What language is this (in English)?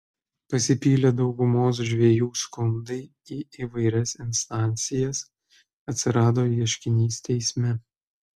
Lithuanian